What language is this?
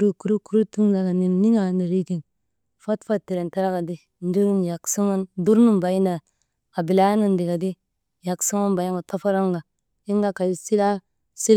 Maba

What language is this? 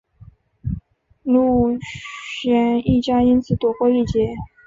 Chinese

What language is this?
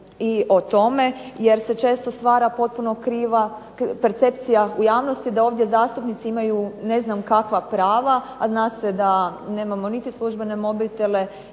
Croatian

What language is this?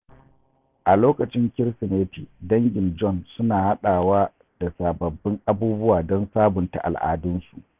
Hausa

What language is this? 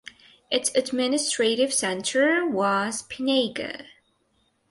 English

